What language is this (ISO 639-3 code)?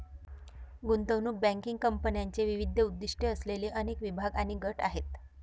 mar